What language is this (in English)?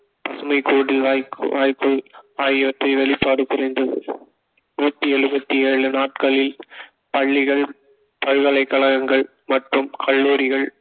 Tamil